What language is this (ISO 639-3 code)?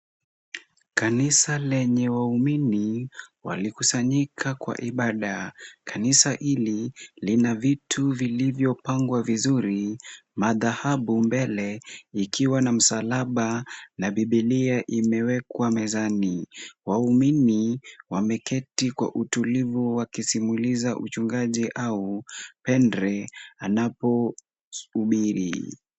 swa